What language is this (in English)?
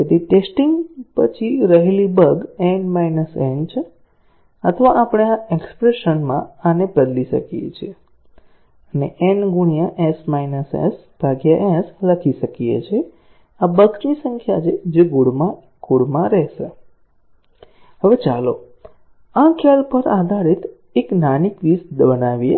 Gujarati